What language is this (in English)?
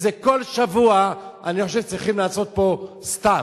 Hebrew